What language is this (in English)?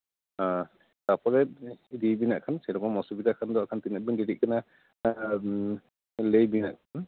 Santali